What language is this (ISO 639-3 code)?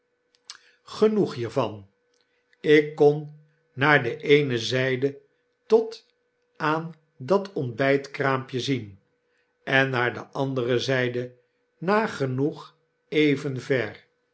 nld